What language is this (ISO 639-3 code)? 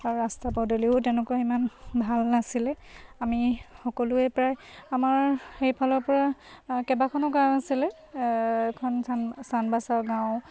asm